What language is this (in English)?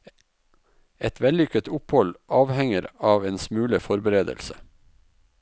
Norwegian